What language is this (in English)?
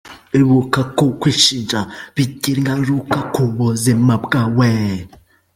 Kinyarwanda